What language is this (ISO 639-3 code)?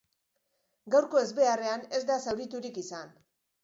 eus